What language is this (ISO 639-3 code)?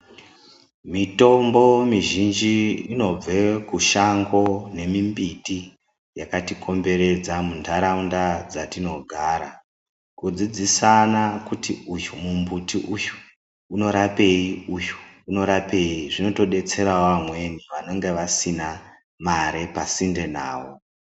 ndc